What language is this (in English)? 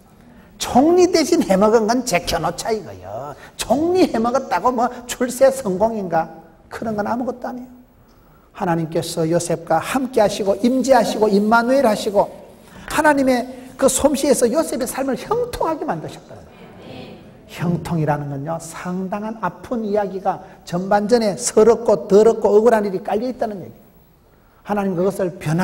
Korean